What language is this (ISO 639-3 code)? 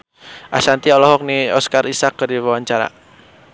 sun